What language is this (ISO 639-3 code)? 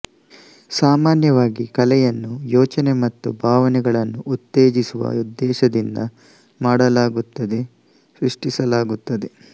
kan